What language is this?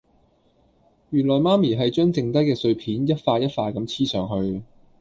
Cantonese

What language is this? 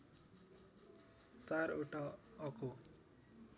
Nepali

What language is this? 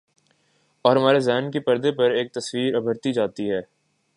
Urdu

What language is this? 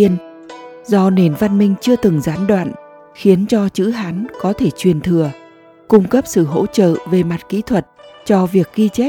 Vietnamese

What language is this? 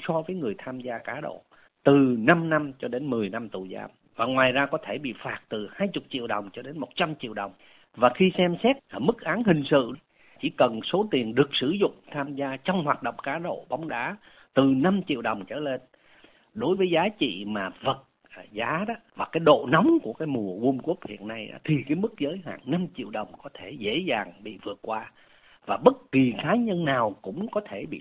Vietnamese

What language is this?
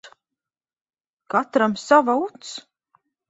Latvian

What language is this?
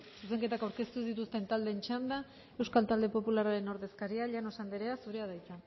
Basque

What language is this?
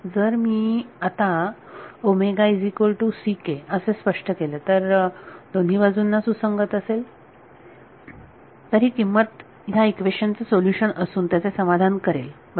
Marathi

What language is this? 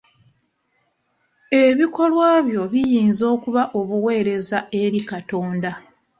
Ganda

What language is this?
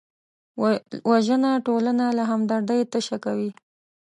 Pashto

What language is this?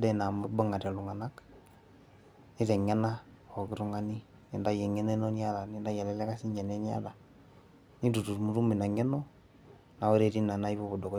Masai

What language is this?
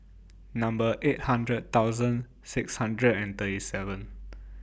English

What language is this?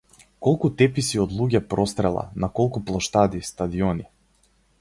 Macedonian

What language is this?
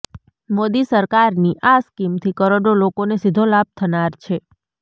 Gujarati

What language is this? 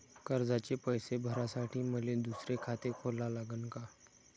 Marathi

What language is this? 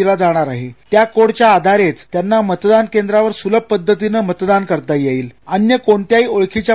Marathi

